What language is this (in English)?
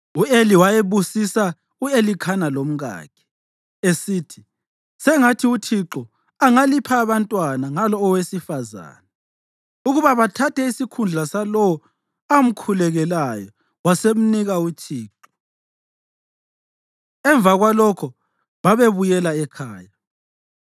North Ndebele